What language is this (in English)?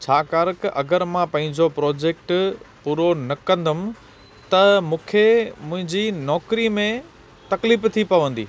Sindhi